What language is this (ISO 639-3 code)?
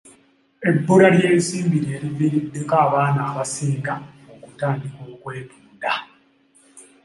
lug